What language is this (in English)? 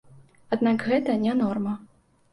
Belarusian